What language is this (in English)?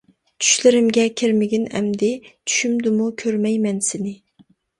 Uyghur